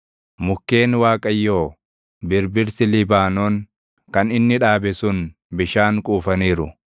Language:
Oromo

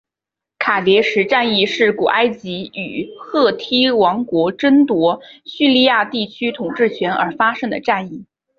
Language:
Chinese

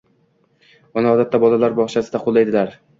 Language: Uzbek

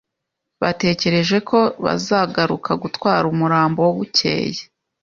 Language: Kinyarwanda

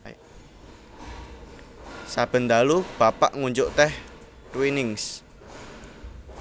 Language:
Javanese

